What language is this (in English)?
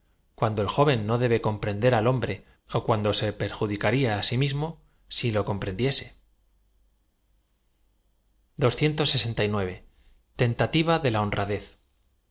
Spanish